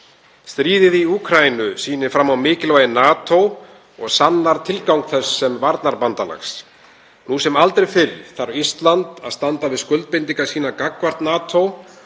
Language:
Icelandic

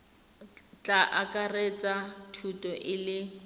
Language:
Tswana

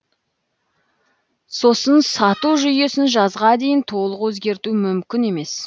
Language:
Kazakh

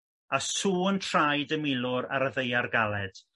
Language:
Welsh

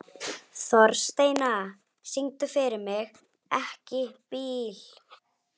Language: Icelandic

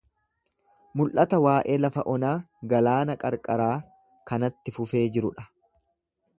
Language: Oromo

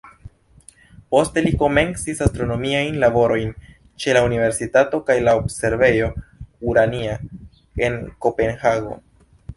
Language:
Esperanto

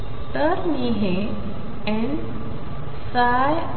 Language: Marathi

